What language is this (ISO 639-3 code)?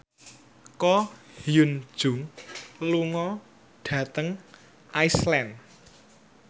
jav